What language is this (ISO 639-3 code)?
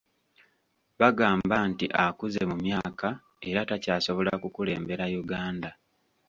lug